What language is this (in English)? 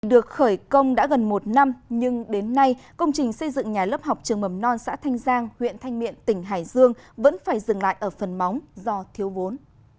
Vietnamese